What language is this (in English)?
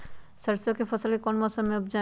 Magahi